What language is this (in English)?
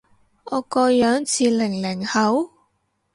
Cantonese